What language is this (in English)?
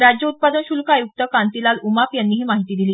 Marathi